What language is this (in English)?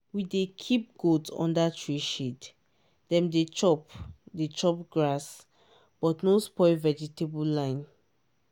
Nigerian Pidgin